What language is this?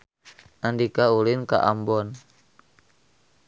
Sundanese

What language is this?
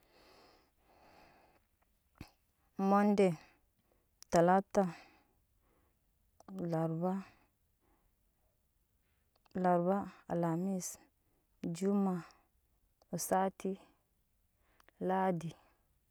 Nyankpa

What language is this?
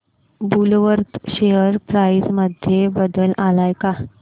Marathi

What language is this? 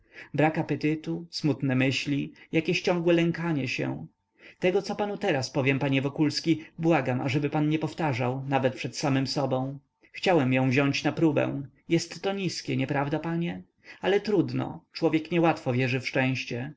Polish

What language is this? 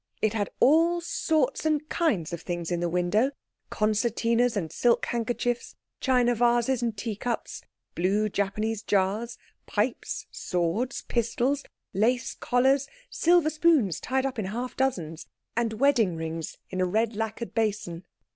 English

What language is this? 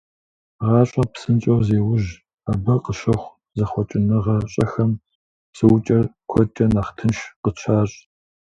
Kabardian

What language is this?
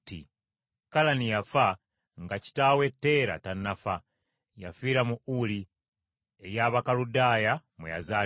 Ganda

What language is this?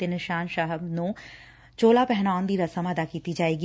Punjabi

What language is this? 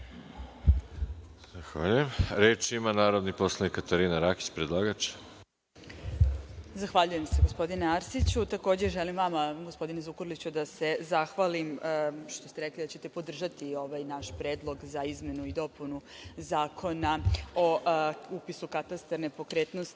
Serbian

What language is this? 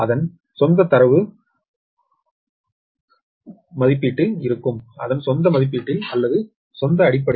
Tamil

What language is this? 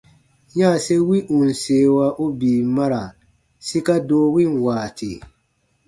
Baatonum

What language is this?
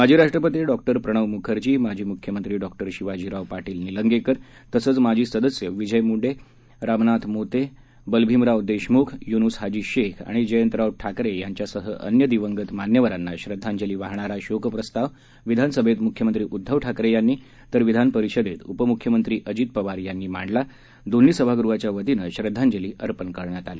Marathi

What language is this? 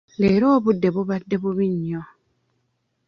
Ganda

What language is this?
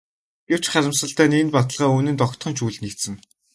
Mongolian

